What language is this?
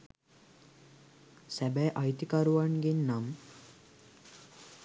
Sinhala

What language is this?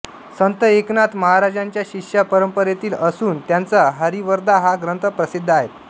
Marathi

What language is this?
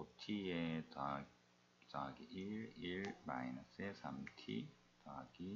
Korean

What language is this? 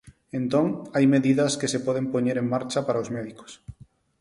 Galician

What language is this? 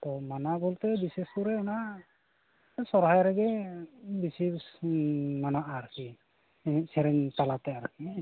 Santali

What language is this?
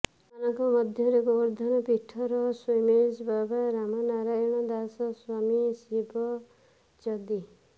Odia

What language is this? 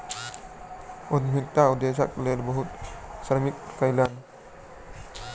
Maithili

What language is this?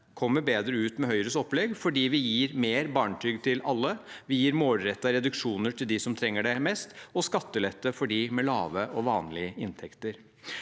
Norwegian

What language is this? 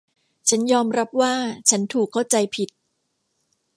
Thai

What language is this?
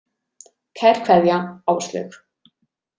Icelandic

